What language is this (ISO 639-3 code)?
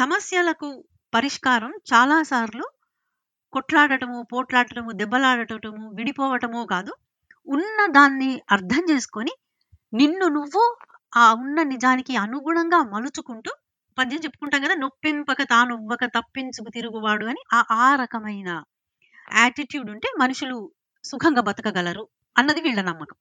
tel